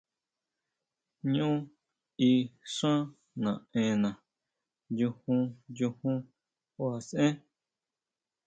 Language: Huautla Mazatec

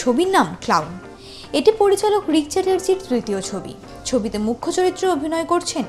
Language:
Italian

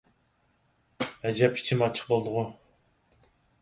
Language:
Uyghur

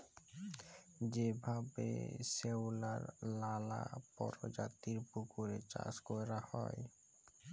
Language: Bangla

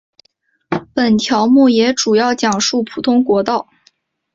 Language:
Chinese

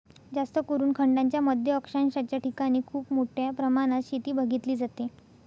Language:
Marathi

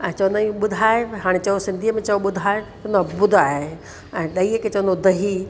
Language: Sindhi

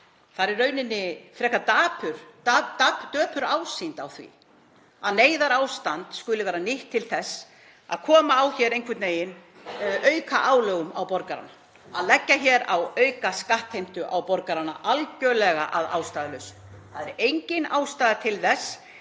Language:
Icelandic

